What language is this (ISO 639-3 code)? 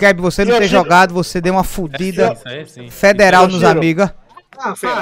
por